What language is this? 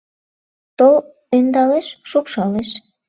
Mari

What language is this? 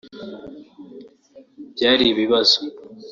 Kinyarwanda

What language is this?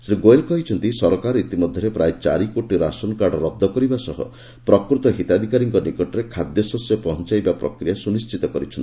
Odia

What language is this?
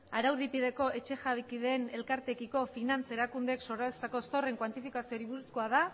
Basque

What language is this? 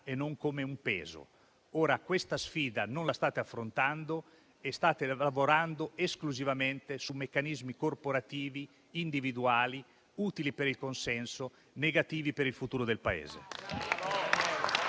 Italian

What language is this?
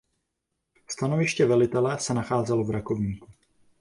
Czech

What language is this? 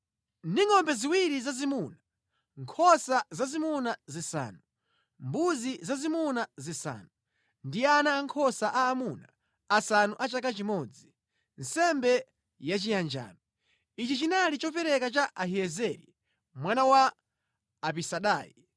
Nyanja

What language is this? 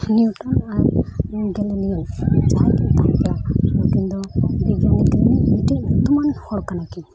Santali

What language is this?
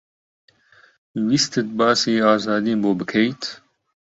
Central Kurdish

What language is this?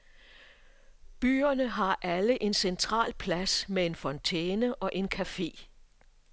Danish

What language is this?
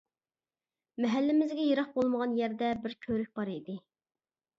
Uyghur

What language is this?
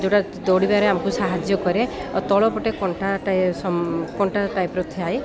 Odia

